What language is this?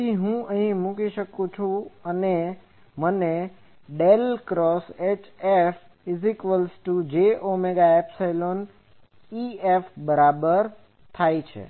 Gujarati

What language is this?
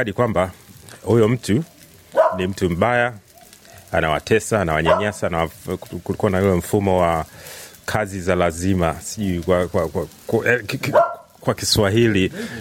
Swahili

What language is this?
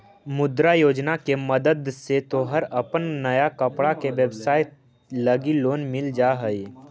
Magahi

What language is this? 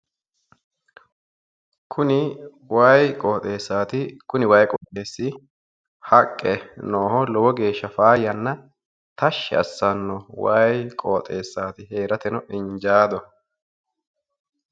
Sidamo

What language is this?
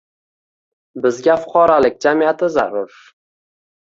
Uzbek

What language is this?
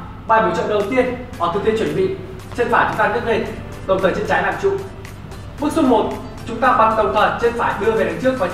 Vietnamese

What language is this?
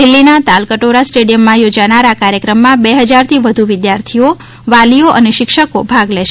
Gujarati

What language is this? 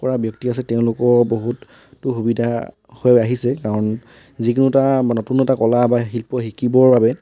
Assamese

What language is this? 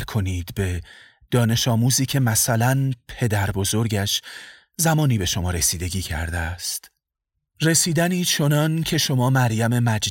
Persian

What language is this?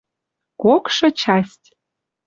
Western Mari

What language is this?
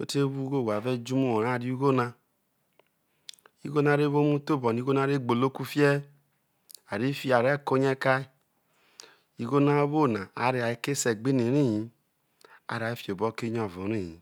Isoko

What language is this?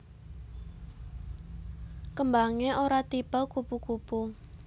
Javanese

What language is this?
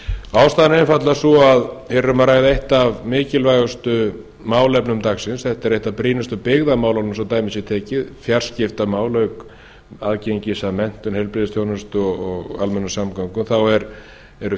Icelandic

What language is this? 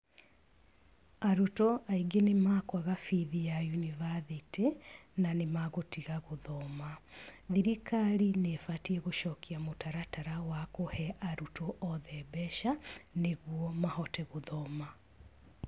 Kikuyu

